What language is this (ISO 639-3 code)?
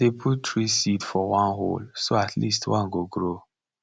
pcm